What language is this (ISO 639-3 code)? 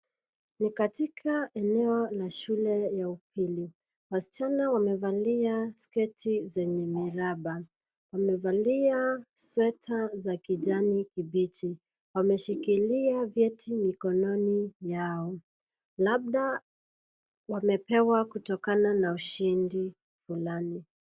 swa